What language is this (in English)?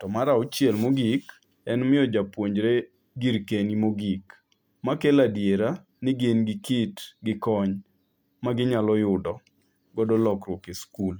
Luo (Kenya and Tanzania)